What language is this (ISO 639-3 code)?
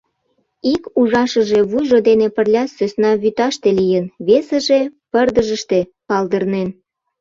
chm